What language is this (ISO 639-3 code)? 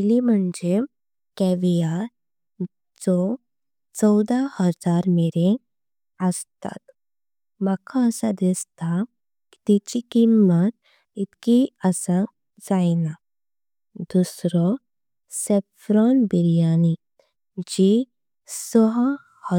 kok